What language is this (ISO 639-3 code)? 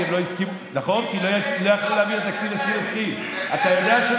heb